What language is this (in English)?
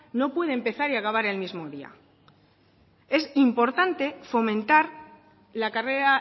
Spanish